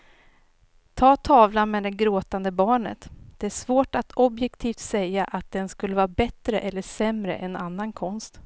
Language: Swedish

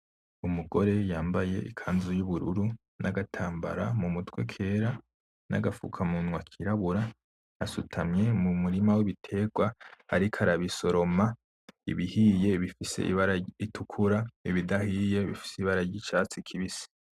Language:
Rundi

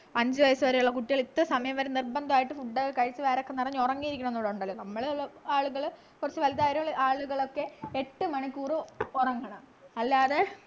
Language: Malayalam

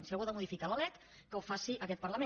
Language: Catalan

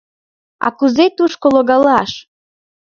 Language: Mari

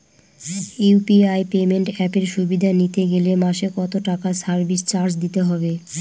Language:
Bangla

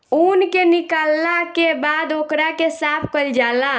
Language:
Bhojpuri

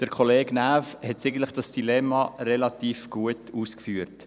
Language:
Swiss German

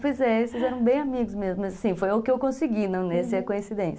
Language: Portuguese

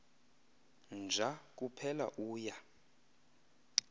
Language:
Xhosa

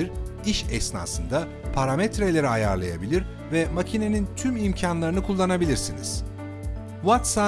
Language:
Turkish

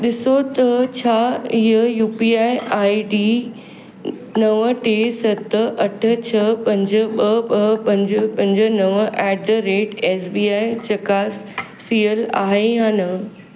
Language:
Sindhi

